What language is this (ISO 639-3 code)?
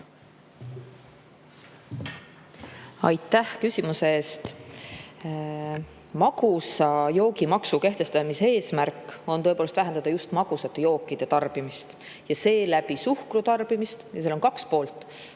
est